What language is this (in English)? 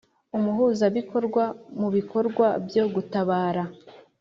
Kinyarwanda